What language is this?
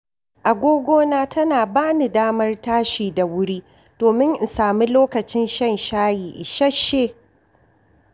Hausa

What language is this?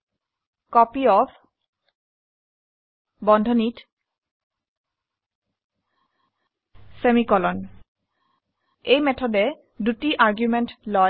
Assamese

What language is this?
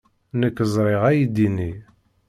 Kabyle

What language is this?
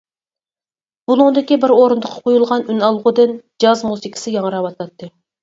Uyghur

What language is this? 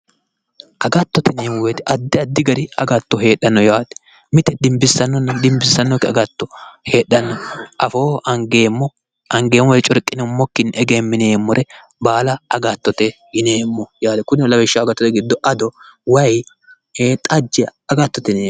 Sidamo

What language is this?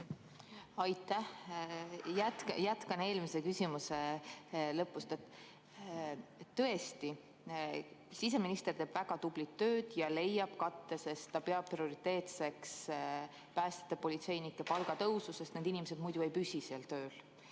Estonian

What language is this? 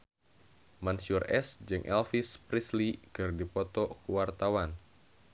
Sundanese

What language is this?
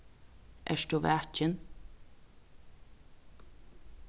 Faroese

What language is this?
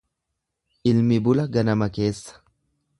Oromo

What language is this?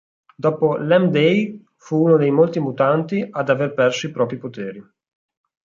Italian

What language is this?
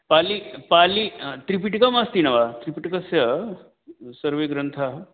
Sanskrit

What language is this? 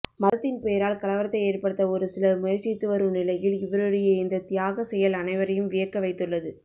Tamil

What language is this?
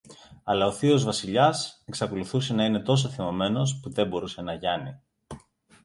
Greek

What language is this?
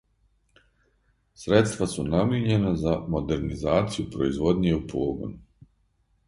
Serbian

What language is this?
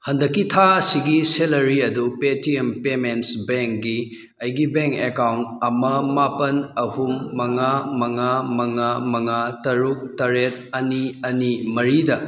Manipuri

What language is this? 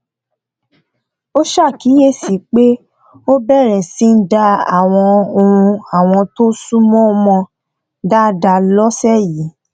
Yoruba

